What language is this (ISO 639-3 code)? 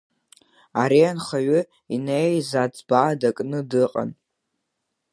abk